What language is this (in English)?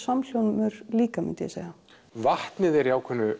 Icelandic